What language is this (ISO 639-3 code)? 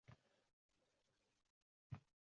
uzb